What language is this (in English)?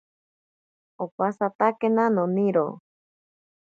Ashéninka Perené